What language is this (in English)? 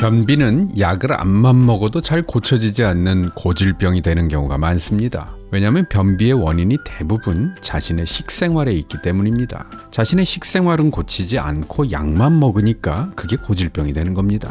Korean